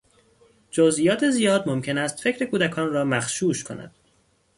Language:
Persian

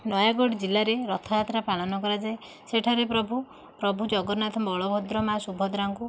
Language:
Odia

